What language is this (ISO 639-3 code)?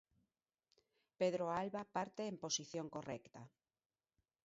glg